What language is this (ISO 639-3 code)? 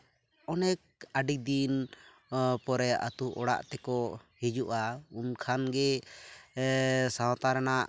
sat